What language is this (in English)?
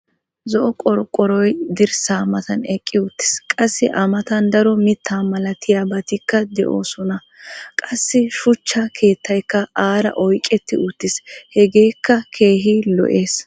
Wolaytta